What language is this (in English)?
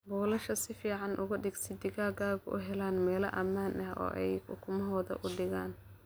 Somali